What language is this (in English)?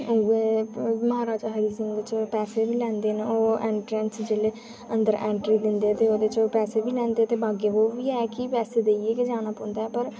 Dogri